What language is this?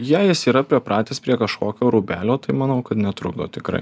Lithuanian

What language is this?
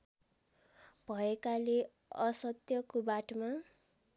Nepali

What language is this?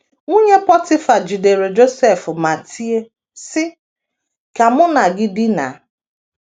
Igbo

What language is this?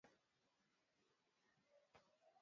Swahili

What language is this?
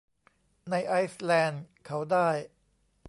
Thai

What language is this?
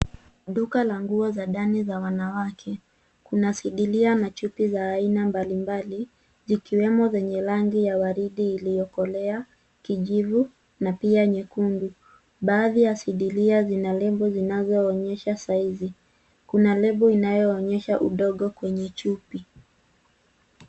Swahili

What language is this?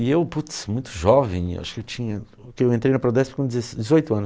Portuguese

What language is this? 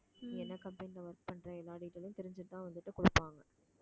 Tamil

